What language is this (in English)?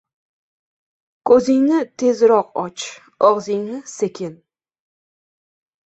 Uzbek